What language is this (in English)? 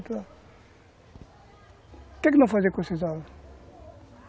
Portuguese